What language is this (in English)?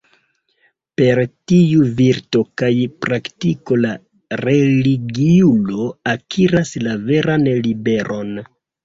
Esperanto